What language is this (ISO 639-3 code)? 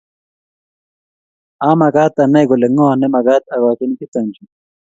kln